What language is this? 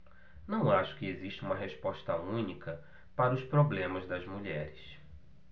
Portuguese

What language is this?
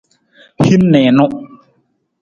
Nawdm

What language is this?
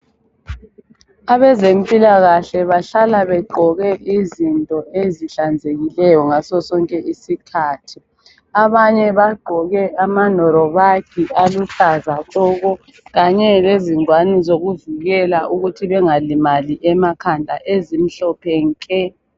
North Ndebele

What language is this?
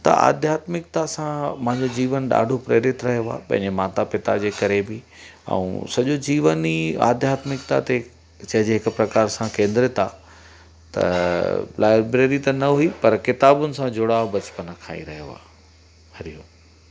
Sindhi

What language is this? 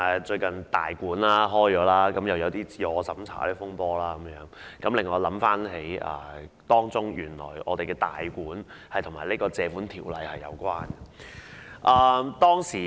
Cantonese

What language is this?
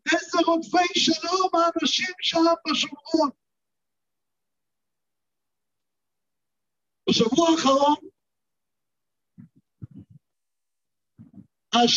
Hebrew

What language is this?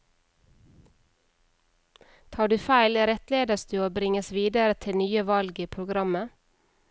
Norwegian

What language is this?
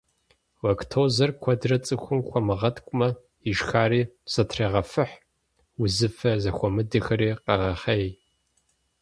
Kabardian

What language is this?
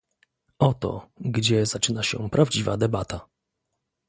Polish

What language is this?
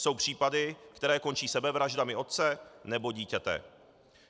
Czech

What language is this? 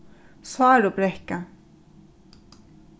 Faroese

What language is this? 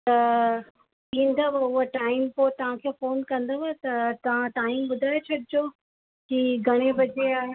Sindhi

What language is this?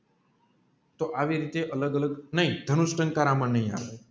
Gujarati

